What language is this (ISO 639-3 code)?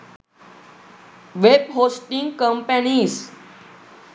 sin